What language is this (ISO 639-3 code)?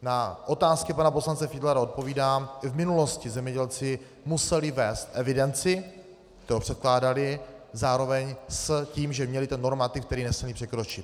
ces